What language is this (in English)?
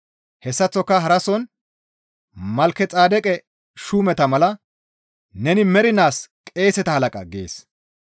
Gamo